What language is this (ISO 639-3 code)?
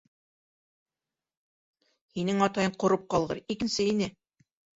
bak